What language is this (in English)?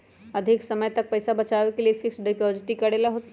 Magahi